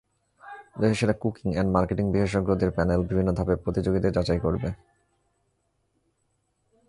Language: Bangla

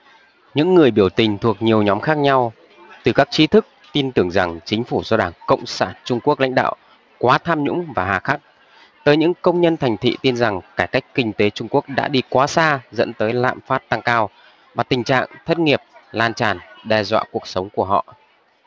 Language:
Vietnamese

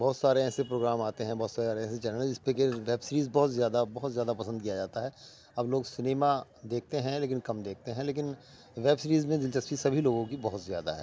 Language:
Urdu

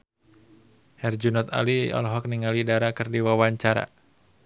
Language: Sundanese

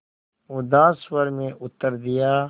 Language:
Hindi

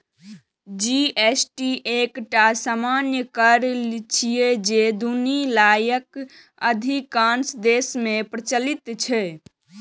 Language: Maithili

